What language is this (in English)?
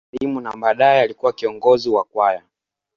Swahili